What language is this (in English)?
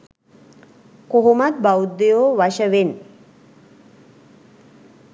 Sinhala